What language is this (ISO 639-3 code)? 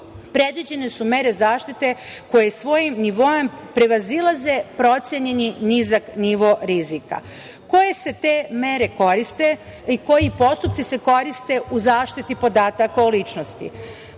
srp